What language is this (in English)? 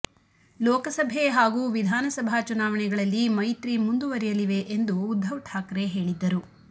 Kannada